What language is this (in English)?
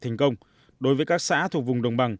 Vietnamese